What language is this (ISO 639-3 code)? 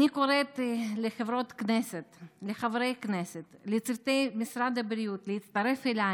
heb